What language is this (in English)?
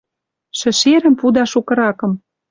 Western Mari